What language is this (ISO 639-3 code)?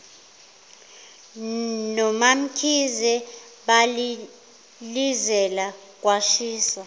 zul